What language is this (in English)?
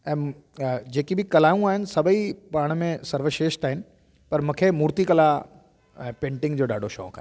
Sindhi